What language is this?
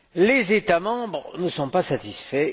French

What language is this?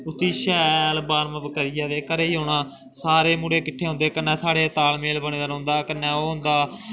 Dogri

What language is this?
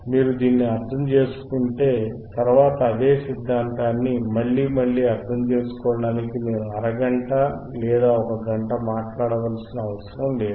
Telugu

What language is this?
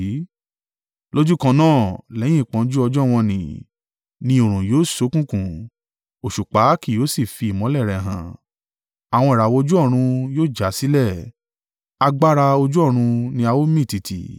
Yoruba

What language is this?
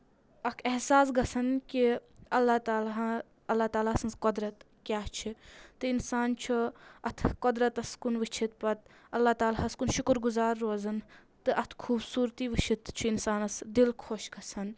Kashmiri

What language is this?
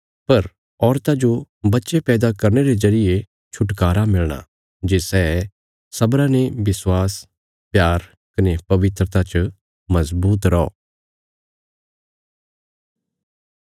Bilaspuri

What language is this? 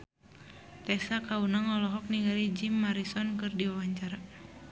Sundanese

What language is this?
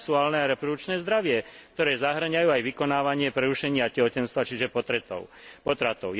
Slovak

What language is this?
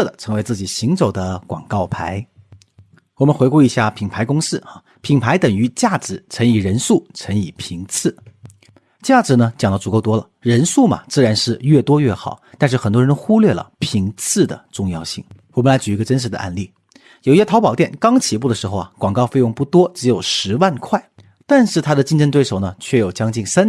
Chinese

